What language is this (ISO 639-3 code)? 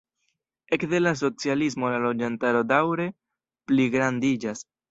epo